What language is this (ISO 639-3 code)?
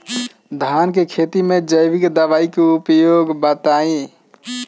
bho